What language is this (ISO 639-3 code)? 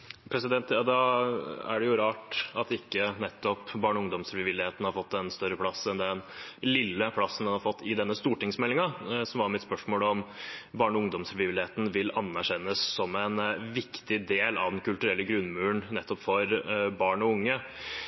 nob